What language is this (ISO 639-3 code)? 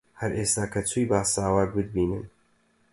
ckb